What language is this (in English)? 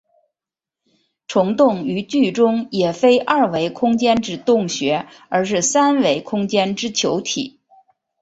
Chinese